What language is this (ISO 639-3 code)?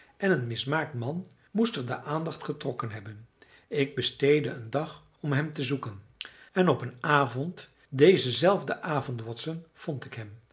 nld